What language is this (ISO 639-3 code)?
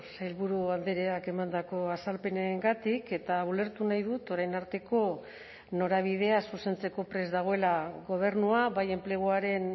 eus